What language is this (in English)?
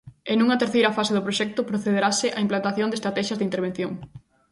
Galician